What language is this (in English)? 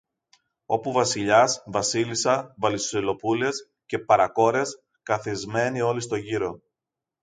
Greek